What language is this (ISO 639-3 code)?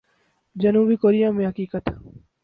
urd